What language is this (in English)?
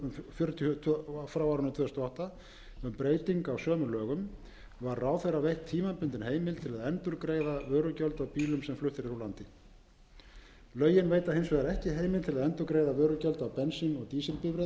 Icelandic